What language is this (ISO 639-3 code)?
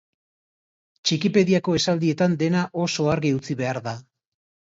eus